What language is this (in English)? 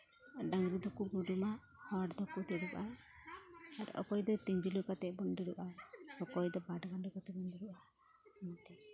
Santali